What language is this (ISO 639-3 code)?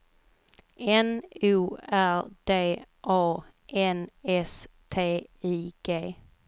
swe